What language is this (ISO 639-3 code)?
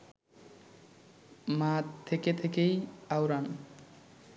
ben